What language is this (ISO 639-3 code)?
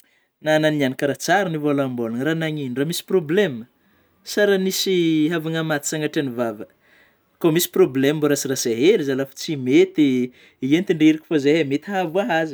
bmm